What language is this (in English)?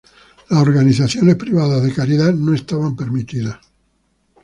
Spanish